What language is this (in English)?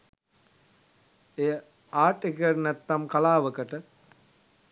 Sinhala